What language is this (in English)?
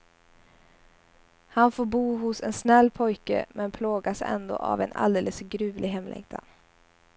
Swedish